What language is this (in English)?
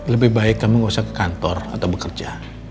Indonesian